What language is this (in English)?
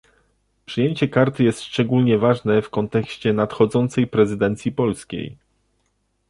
Polish